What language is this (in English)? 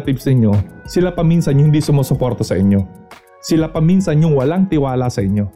Filipino